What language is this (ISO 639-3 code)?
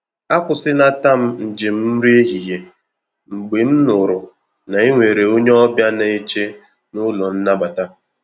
ibo